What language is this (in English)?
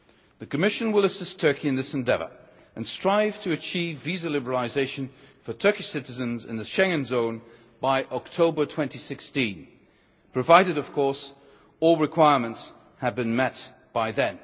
English